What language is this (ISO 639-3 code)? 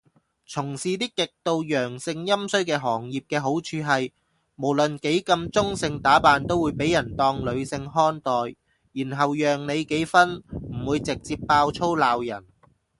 yue